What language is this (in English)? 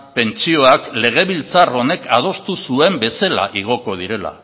Basque